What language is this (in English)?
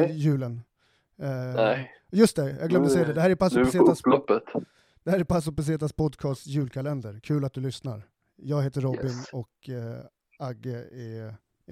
Swedish